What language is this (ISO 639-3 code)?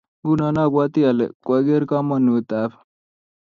kln